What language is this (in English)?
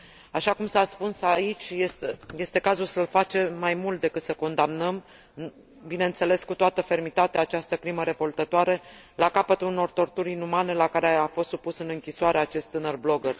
Romanian